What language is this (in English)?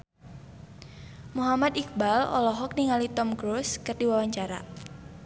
Sundanese